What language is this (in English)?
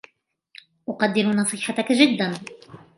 Arabic